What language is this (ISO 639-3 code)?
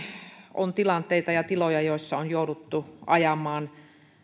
fin